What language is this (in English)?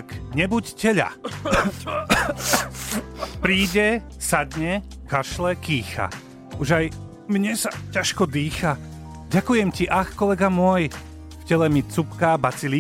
Slovak